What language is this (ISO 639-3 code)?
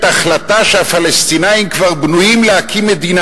heb